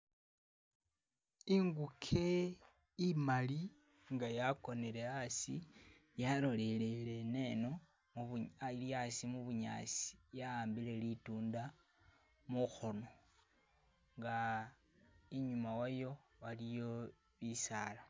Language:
Masaaba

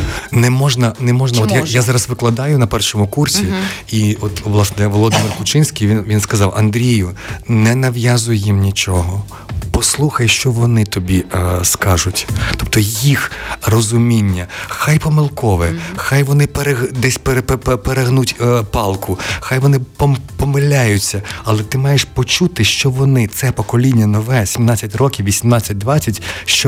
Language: Ukrainian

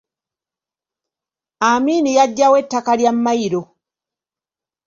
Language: Ganda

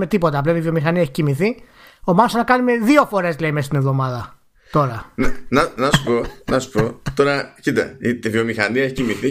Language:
Greek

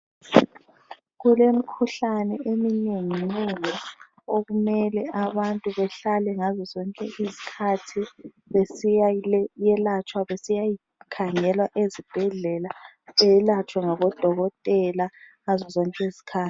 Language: North Ndebele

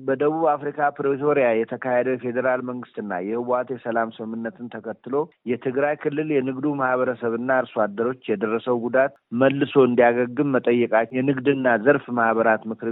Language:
Amharic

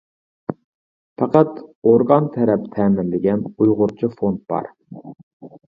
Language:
Uyghur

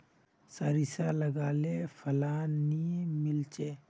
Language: Magahi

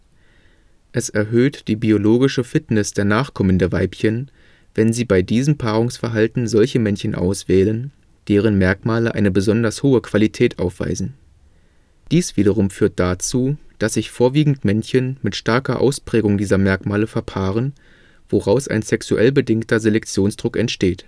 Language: German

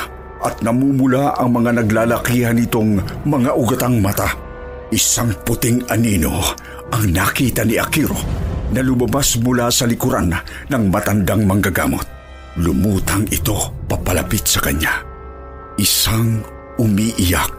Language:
Filipino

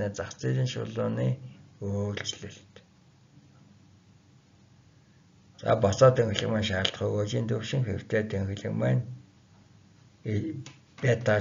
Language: Turkish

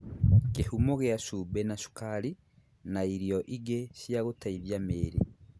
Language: Kikuyu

